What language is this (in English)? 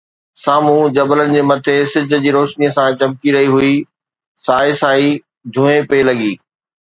Sindhi